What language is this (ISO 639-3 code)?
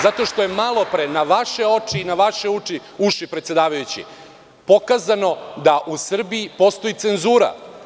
srp